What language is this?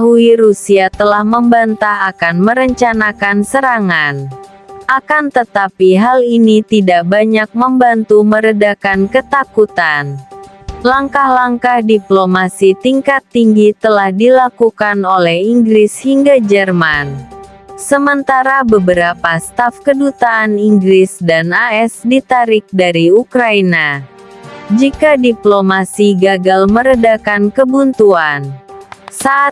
Indonesian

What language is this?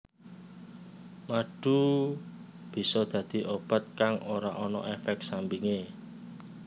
Javanese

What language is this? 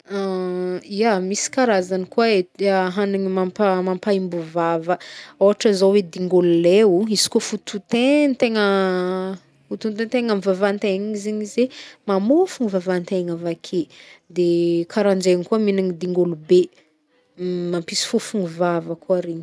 Northern Betsimisaraka Malagasy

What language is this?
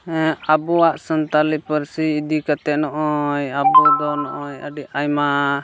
Santali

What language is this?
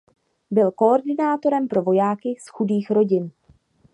Czech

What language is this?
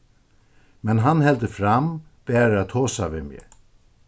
Faroese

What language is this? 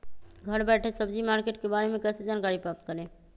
Magahi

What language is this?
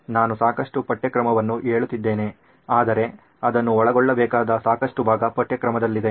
Kannada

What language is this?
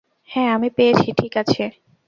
Bangla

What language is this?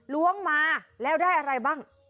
Thai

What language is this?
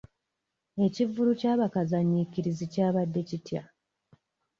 Ganda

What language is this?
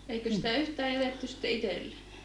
Finnish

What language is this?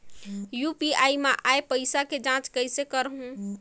Chhattisgarhi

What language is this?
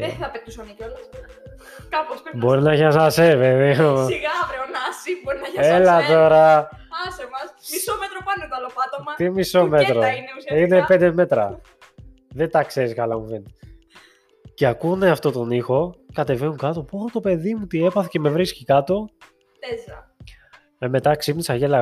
Greek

